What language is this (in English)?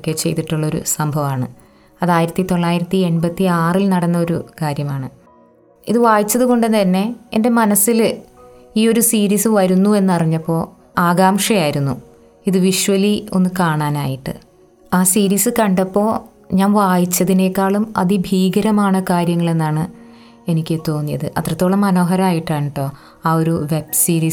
Malayalam